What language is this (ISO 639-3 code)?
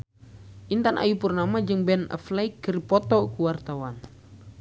sun